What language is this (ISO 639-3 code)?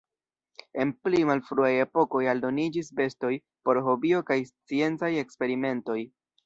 epo